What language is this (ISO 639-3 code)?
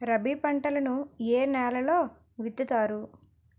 tel